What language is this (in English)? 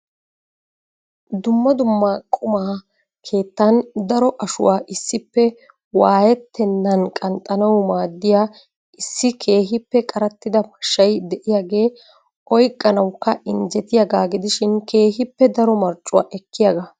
Wolaytta